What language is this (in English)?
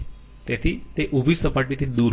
Gujarati